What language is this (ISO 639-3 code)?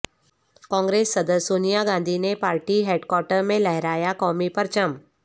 urd